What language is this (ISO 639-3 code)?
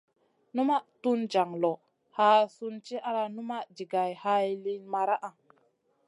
mcn